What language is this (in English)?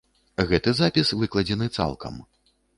Belarusian